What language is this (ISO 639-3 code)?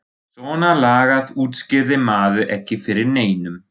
isl